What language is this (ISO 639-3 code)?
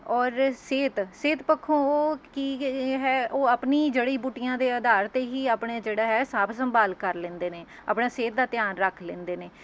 pan